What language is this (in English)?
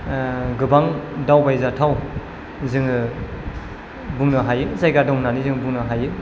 Bodo